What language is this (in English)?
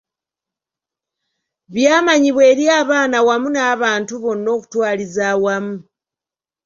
Ganda